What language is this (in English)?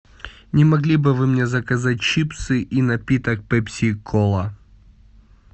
Russian